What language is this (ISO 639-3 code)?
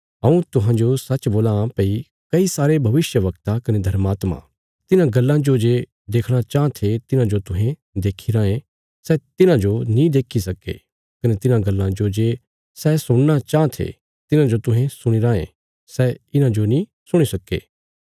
kfs